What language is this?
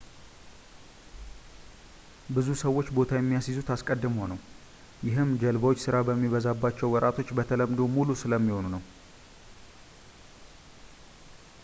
Amharic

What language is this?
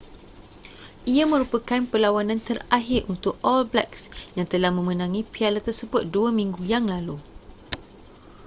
Malay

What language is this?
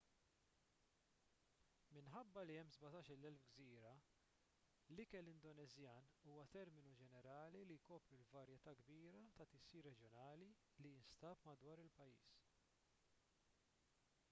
Maltese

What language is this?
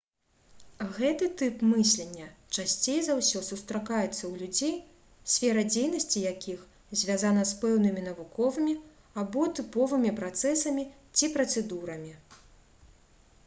Belarusian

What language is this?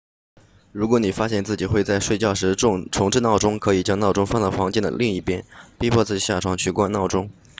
Chinese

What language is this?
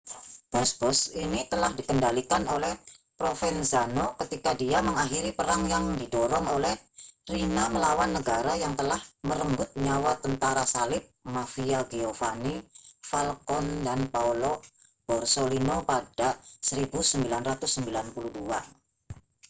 Indonesian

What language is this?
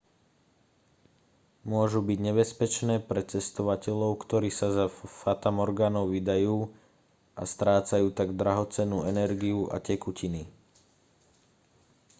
Slovak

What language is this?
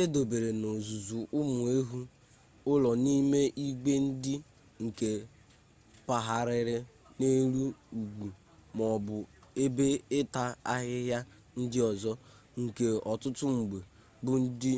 Igbo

